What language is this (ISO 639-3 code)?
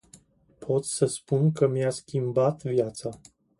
ron